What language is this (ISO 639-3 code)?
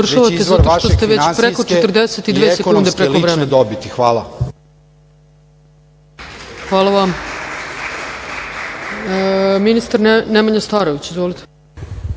srp